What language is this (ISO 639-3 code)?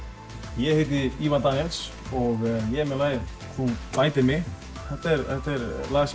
isl